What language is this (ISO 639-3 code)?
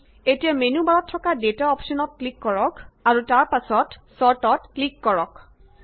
asm